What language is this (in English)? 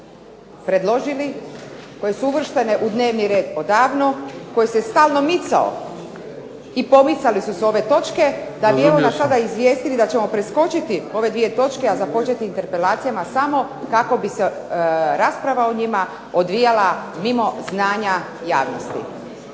Croatian